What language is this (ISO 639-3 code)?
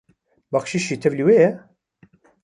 kur